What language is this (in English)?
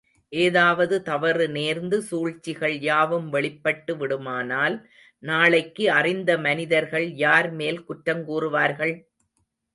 Tamil